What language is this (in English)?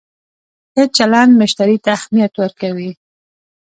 Pashto